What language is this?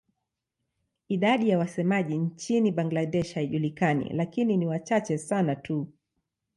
Swahili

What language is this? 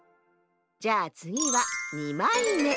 Japanese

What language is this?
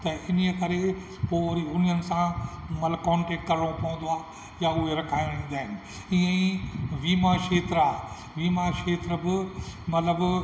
Sindhi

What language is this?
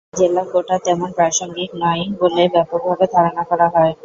Bangla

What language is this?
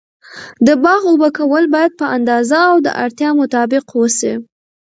Pashto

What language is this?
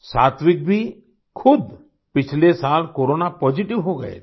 Hindi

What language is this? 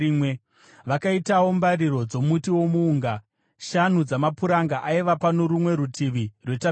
Shona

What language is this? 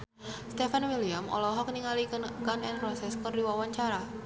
Sundanese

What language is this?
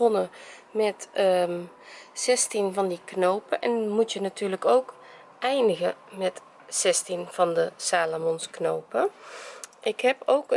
Dutch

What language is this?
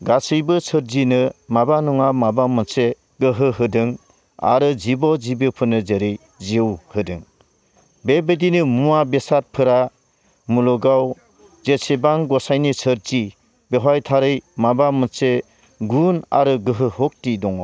Bodo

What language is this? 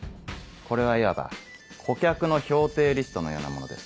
Japanese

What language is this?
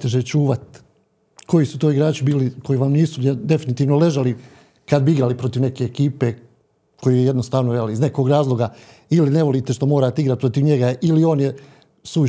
Croatian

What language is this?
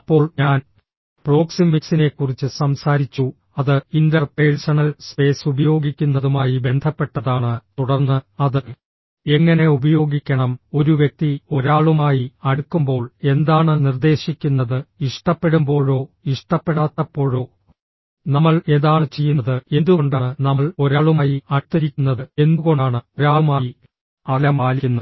Malayalam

